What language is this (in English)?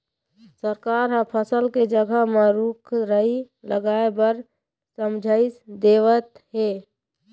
Chhattisgarhi